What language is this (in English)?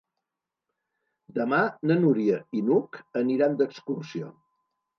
Catalan